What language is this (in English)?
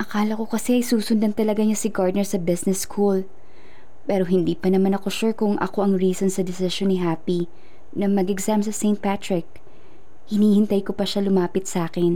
Filipino